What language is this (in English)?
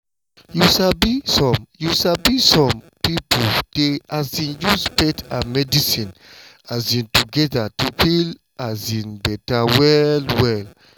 Nigerian Pidgin